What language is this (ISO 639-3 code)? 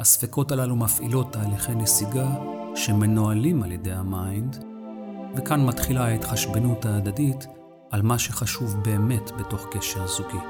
heb